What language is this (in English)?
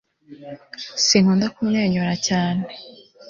Kinyarwanda